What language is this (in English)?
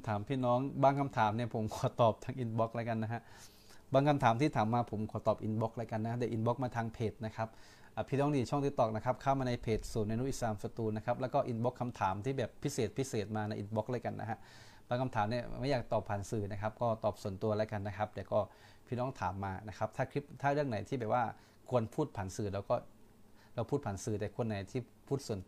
Thai